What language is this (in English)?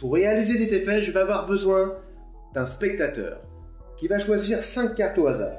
French